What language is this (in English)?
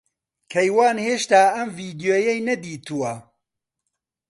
Central Kurdish